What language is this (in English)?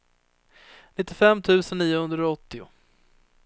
Swedish